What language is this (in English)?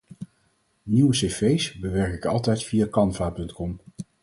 Dutch